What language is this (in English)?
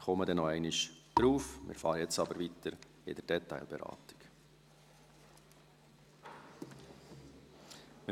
Swiss German